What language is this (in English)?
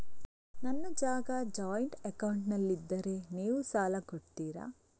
Kannada